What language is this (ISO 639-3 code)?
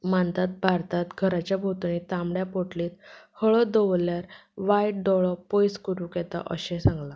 kok